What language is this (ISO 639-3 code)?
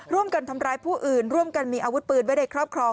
tha